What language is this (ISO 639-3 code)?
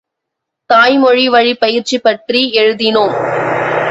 tam